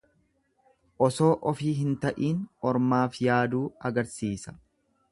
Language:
Oromo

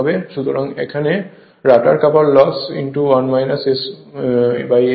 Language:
Bangla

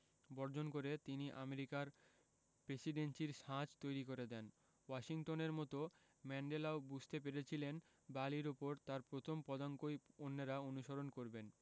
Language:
Bangla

